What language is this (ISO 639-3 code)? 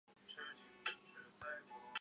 zho